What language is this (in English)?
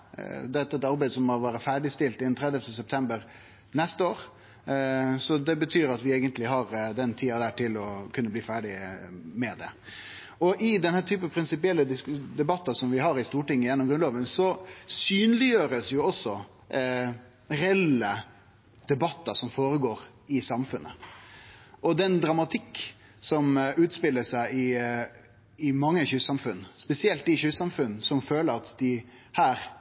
Norwegian Nynorsk